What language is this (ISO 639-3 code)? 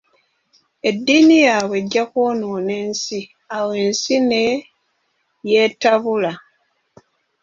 lug